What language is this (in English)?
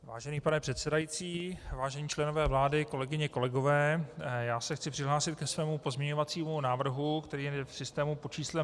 Czech